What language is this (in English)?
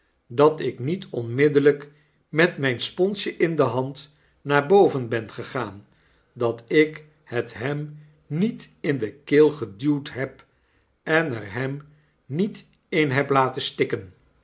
Dutch